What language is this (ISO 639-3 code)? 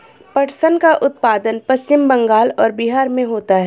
hin